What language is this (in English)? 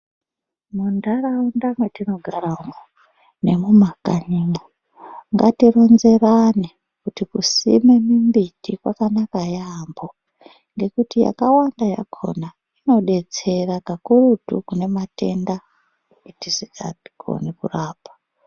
Ndau